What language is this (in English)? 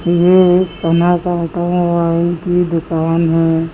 Hindi